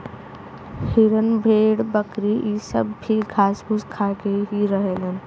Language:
Bhojpuri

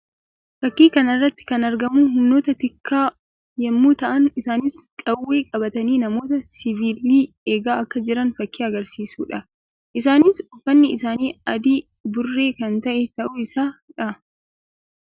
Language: Oromo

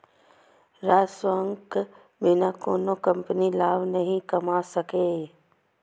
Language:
Maithili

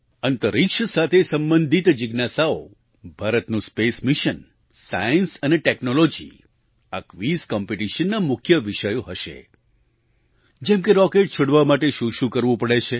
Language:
Gujarati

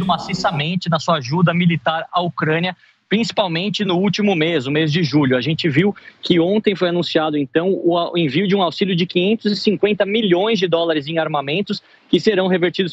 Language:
Portuguese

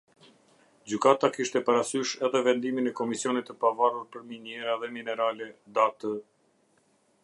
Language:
Albanian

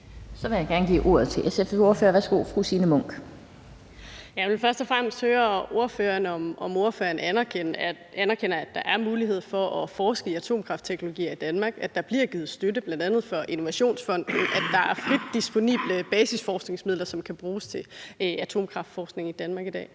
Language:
Danish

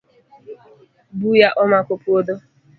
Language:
Luo (Kenya and Tanzania)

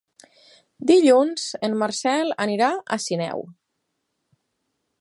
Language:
Catalan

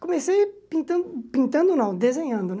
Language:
Portuguese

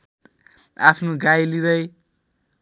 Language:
Nepali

